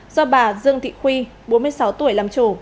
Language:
Vietnamese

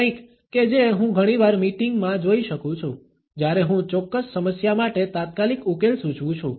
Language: Gujarati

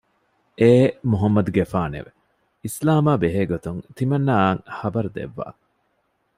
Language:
Divehi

